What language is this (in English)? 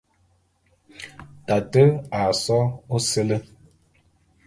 Bulu